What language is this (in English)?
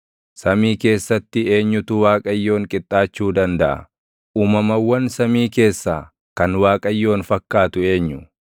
Oromo